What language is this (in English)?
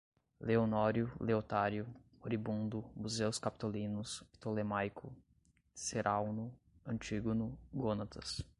Portuguese